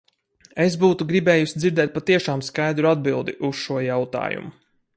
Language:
Latvian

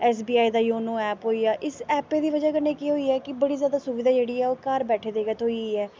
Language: Dogri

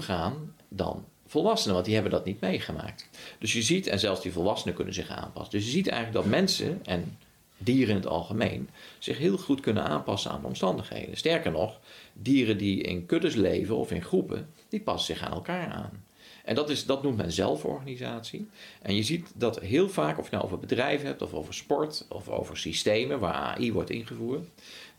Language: Dutch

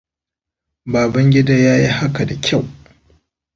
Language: Hausa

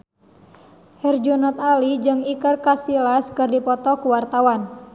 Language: Sundanese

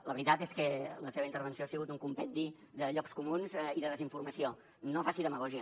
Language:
Catalan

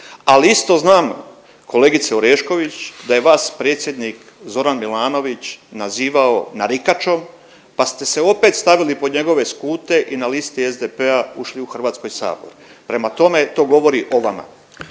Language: Croatian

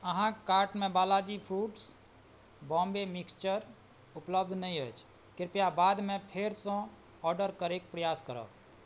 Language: Maithili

